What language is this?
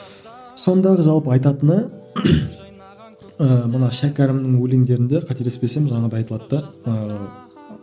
Kazakh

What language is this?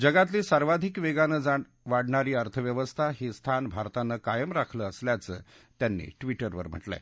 Marathi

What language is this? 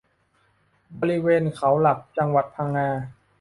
Thai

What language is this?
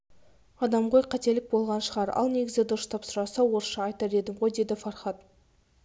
Kazakh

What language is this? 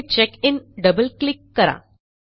Marathi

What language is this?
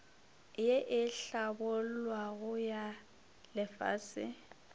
Northern Sotho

